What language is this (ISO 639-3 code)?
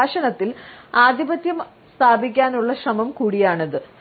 mal